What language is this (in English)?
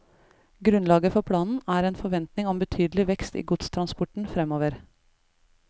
Norwegian